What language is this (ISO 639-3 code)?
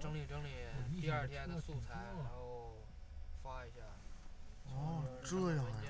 zho